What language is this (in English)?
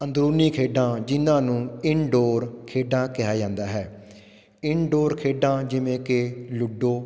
Punjabi